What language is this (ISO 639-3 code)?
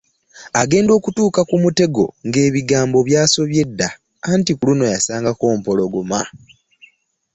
lug